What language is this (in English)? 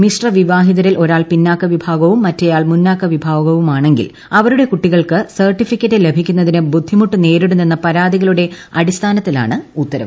Malayalam